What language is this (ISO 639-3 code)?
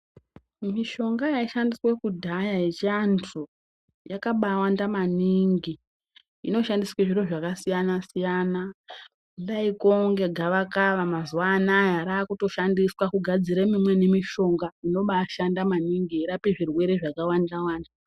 ndc